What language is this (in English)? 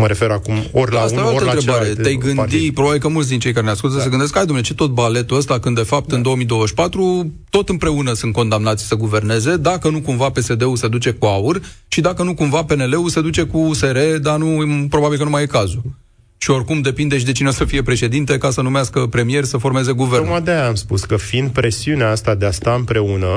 Romanian